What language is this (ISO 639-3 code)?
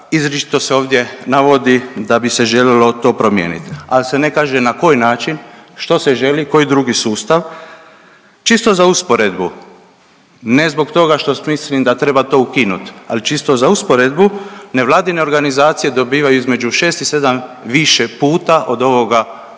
hrv